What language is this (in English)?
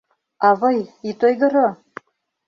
Mari